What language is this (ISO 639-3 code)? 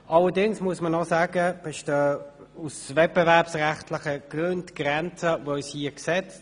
gsw